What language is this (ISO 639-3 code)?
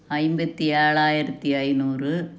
tam